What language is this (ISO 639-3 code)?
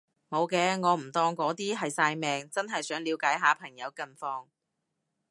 yue